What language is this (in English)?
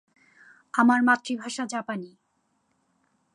Bangla